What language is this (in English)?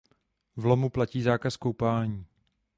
Czech